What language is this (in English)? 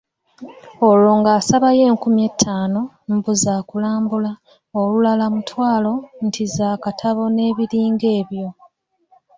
Ganda